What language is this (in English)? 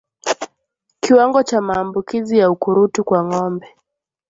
Swahili